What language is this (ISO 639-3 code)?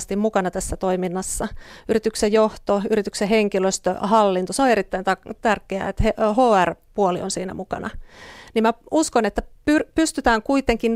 fin